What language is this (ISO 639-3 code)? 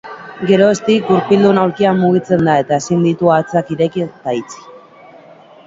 eus